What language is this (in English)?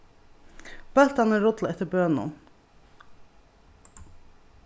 Faroese